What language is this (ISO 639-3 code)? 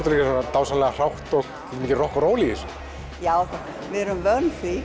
isl